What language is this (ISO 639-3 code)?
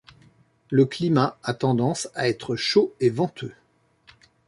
fra